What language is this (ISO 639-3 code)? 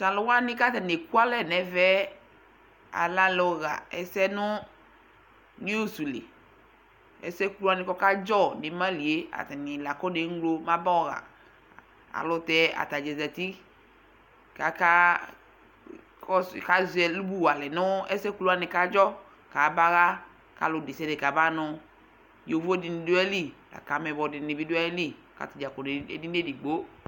kpo